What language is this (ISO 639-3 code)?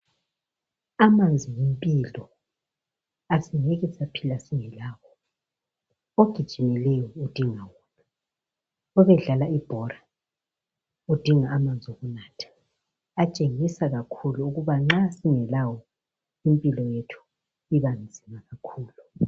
nde